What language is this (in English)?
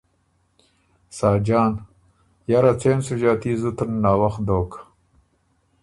Ormuri